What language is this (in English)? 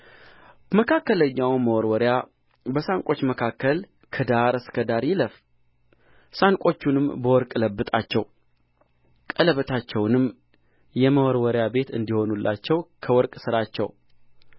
Amharic